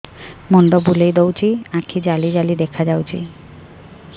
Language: Odia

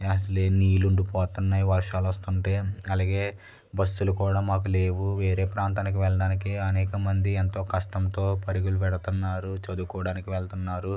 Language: Telugu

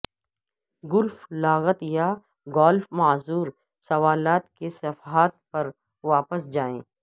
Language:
Urdu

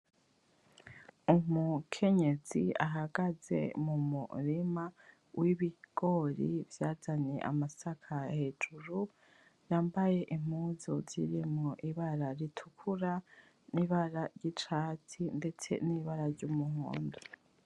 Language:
Rundi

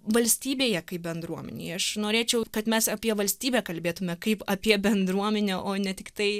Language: Lithuanian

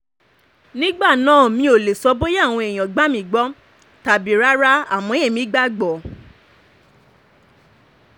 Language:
Yoruba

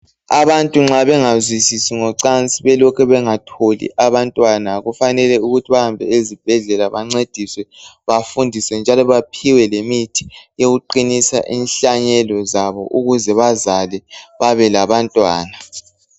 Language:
North Ndebele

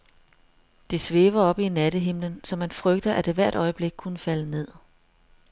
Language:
Danish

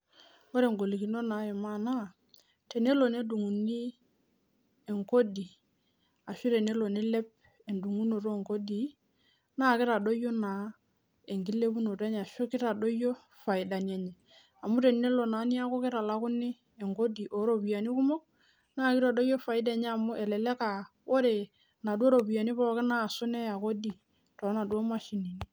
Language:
Masai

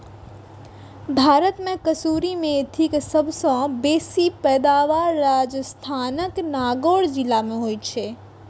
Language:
Maithili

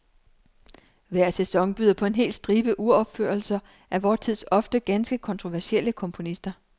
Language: Danish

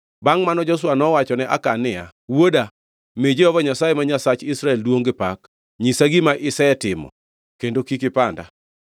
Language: Luo (Kenya and Tanzania)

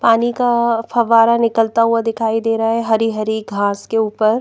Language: Hindi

